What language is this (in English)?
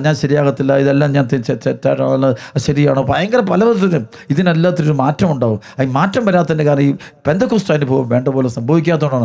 Malayalam